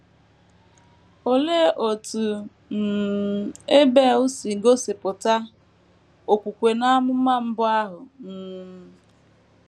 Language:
Igbo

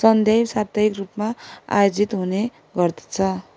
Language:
Nepali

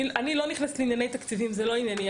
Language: Hebrew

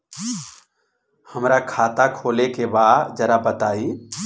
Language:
Bhojpuri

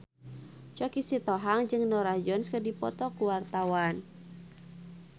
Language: Sundanese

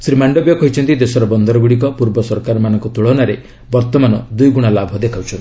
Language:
Odia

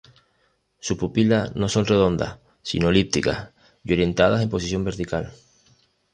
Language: Spanish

